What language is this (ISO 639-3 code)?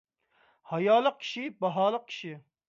uig